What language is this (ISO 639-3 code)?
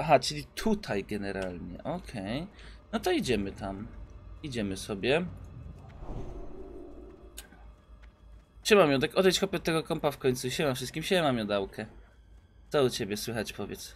pol